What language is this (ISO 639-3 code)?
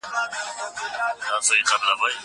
pus